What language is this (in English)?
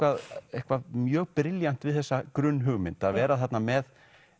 Icelandic